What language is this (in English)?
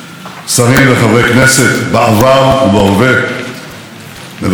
Hebrew